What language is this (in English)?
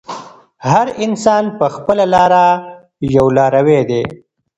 Pashto